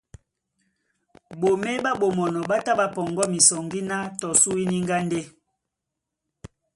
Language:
Duala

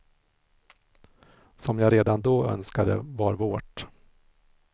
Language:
Swedish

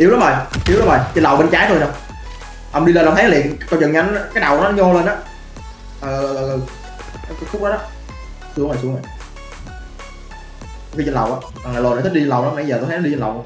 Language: Vietnamese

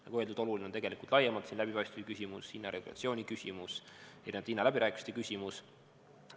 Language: Estonian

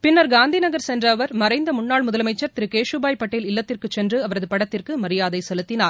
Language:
Tamil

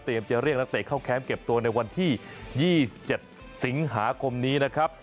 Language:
Thai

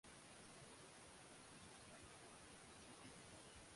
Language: Swahili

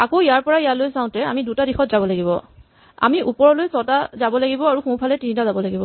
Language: Assamese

